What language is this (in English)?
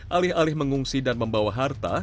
Indonesian